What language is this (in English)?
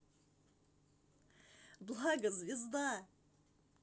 Russian